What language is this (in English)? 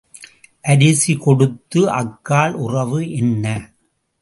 Tamil